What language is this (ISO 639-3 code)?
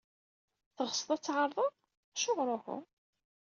kab